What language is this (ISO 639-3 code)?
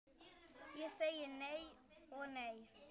isl